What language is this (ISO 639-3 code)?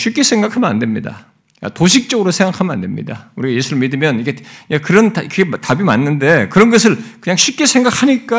kor